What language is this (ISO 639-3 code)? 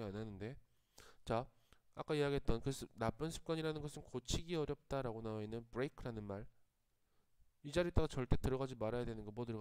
kor